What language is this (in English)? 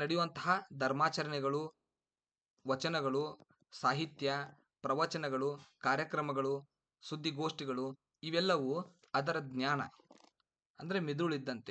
Arabic